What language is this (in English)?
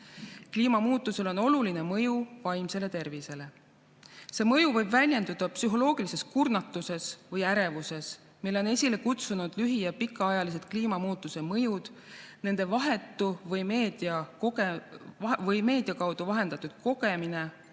Estonian